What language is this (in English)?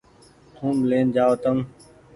Goaria